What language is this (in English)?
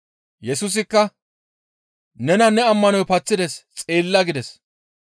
Gamo